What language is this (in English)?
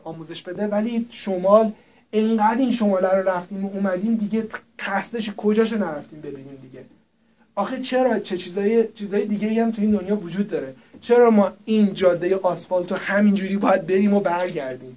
Persian